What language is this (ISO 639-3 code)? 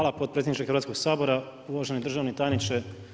hrv